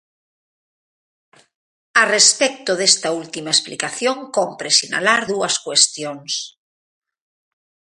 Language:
Galician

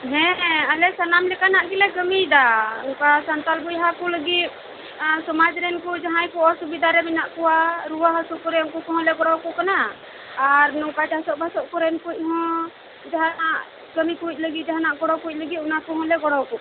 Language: Santali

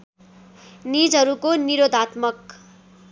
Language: Nepali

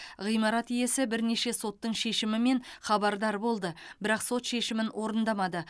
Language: Kazakh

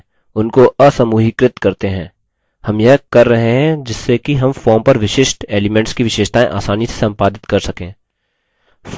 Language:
Hindi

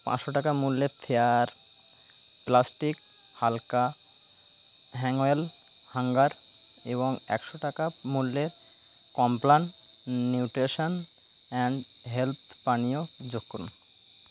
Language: Bangla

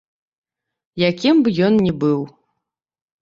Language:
Belarusian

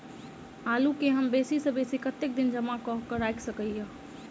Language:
Maithili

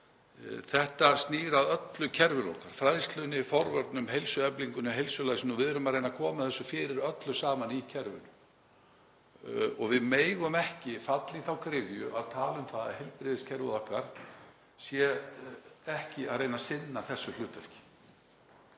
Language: Icelandic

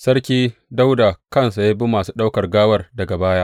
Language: Hausa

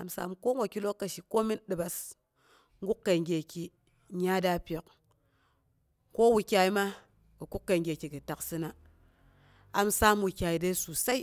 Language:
Boghom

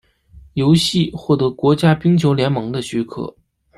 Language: Chinese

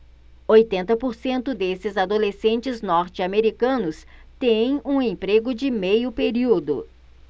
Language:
Portuguese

